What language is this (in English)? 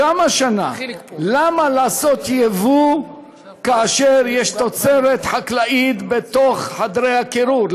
Hebrew